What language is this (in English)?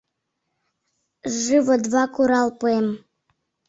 Mari